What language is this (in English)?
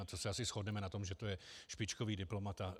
Czech